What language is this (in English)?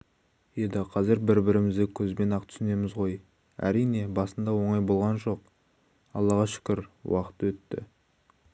Kazakh